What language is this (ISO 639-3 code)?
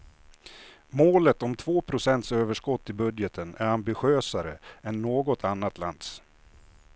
swe